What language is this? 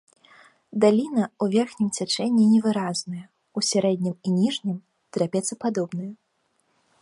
Belarusian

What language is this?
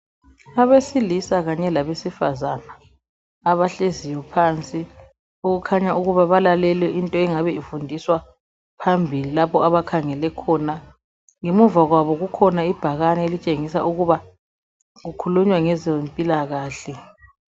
North Ndebele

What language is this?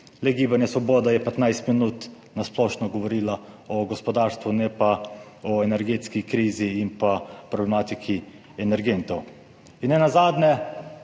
Slovenian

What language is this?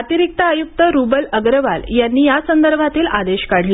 Marathi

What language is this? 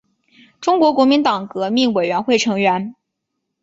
Chinese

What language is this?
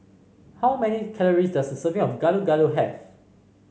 English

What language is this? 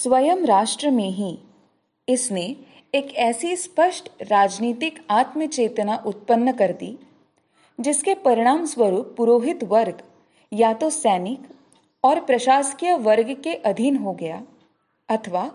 Hindi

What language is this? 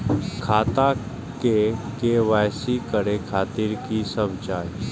Maithili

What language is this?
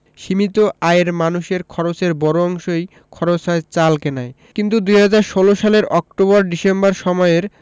Bangla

